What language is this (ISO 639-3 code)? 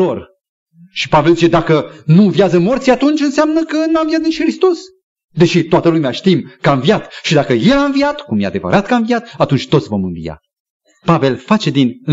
ron